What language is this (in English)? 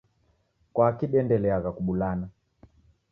Taita